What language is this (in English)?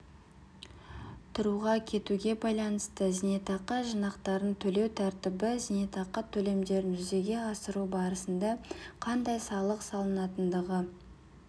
Kazakh